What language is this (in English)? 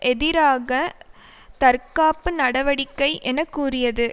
Tamil